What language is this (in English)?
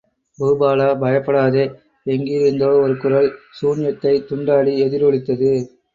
Tamil